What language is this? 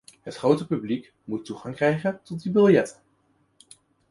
Dutch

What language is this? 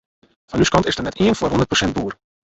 Western Frisian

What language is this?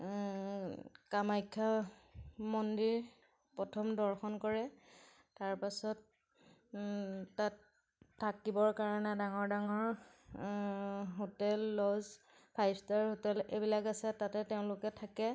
Assamese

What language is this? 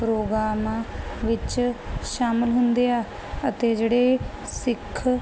Punjabi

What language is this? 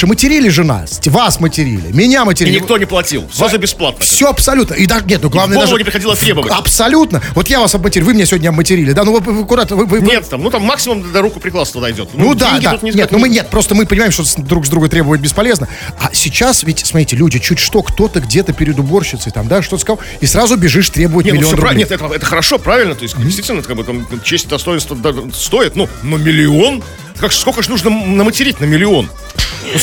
Russian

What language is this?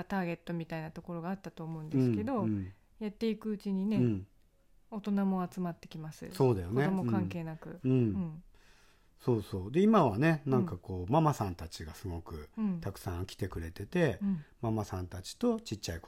Japanese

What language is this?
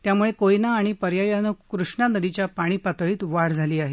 Marathi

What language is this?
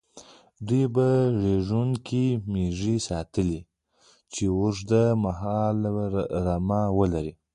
Pashto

